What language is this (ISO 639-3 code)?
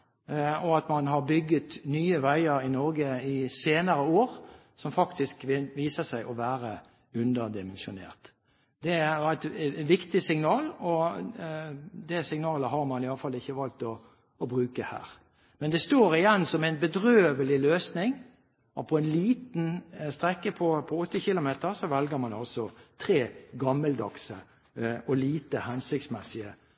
nob